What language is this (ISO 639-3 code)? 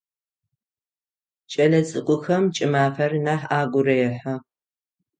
ady